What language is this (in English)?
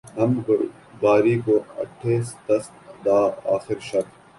Urdu